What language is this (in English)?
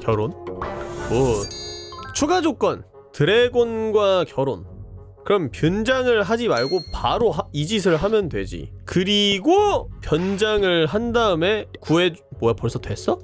Korean